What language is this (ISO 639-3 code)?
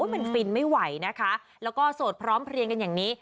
tha